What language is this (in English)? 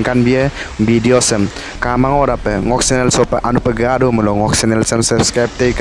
Indonesian